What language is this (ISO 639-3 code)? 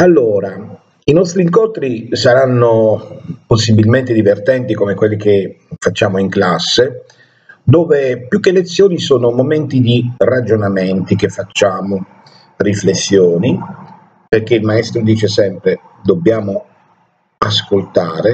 ita